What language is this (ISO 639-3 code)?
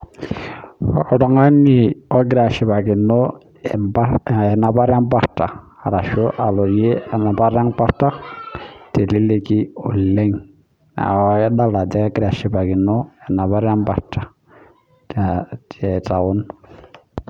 mas